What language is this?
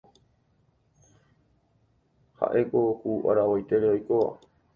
Guarani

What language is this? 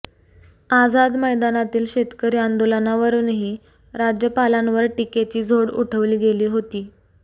Marathi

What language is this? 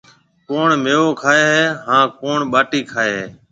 Marwari (Pakistan)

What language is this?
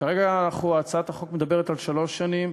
Hebrew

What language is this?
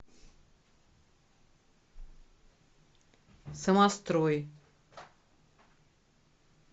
Russian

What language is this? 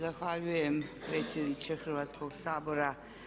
Croatian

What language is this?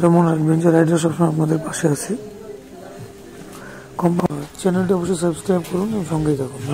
Turkish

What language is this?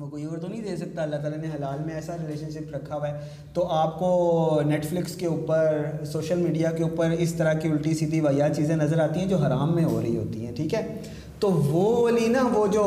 Urdu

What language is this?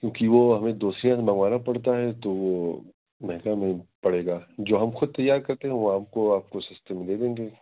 Urdu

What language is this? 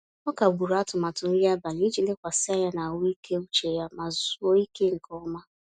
Igbo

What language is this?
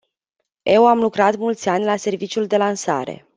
Romanian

